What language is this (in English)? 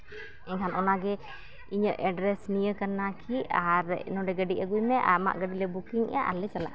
Santali